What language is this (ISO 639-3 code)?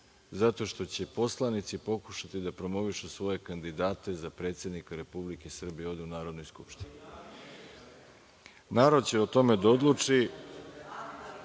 srp